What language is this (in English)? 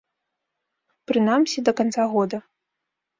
Belarusian